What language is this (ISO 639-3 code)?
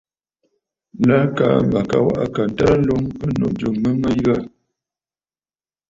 bfd